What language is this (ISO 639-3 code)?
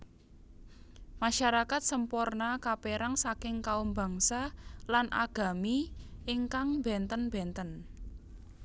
jav